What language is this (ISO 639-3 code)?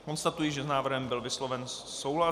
ces